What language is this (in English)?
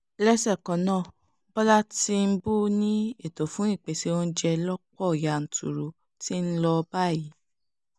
Yoruba